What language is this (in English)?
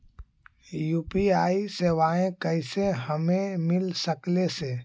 Magahi